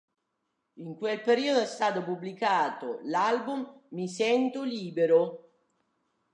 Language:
Italian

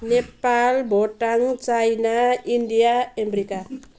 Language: Nepali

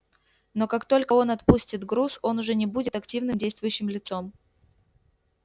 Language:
Russian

